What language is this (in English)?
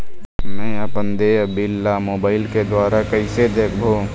Chhattisgarhi